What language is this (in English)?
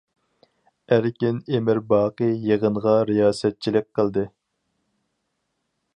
Uyghur